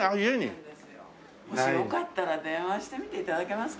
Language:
Japanese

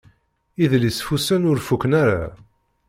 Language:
Kabyle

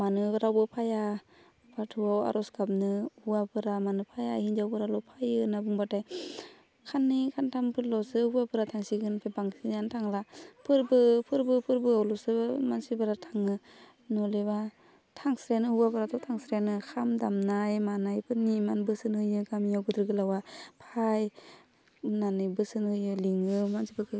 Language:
Bodo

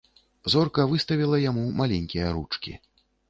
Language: Belarusian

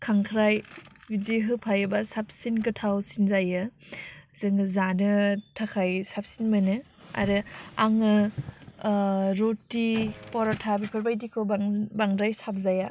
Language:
Bodo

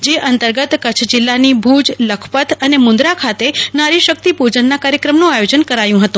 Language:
Gujarati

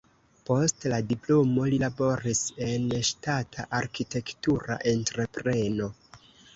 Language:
Esperanto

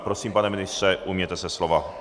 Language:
Czech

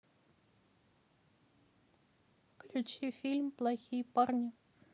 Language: Russian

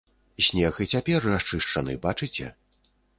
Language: Belarusian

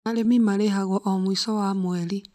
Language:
Kikuyu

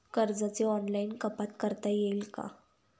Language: Marathi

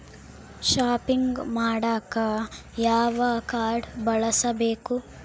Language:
Kannada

